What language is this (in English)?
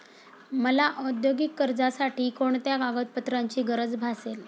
Marathi